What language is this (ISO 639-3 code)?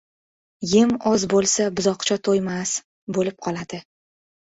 uzb